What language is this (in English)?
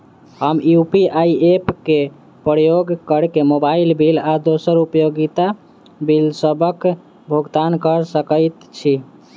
Maithili